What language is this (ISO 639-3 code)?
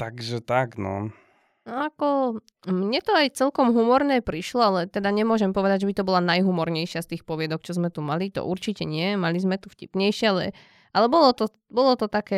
slk